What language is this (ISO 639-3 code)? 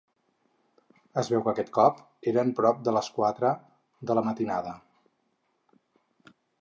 cat